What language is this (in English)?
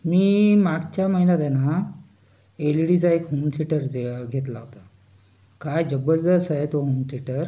Marathi